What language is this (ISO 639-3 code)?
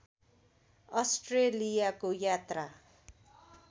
nep